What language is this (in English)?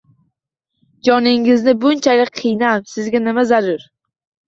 Uzbek